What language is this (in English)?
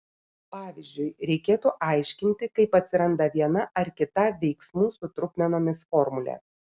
Lithuanian